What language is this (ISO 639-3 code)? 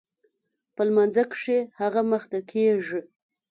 pus